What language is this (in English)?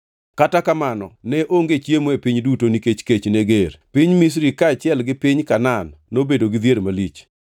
Luo (Kenya and Tanzania)